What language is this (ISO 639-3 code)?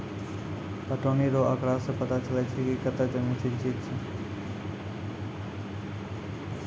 mai